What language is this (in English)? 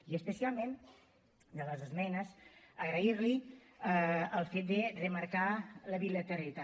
Catalan